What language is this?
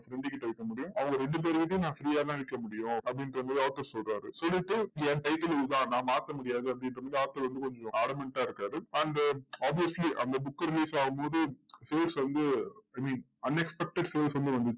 Tamil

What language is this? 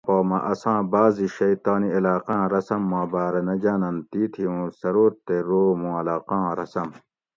Gawri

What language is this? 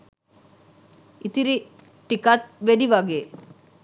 Sinhala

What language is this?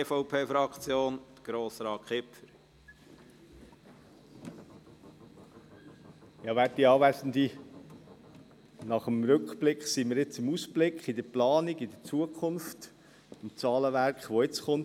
Swiss German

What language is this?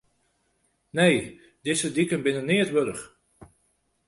Western Frisian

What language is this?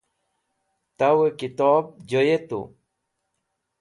Wakhi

